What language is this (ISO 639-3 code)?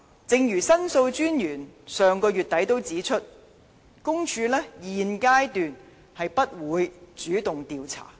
yue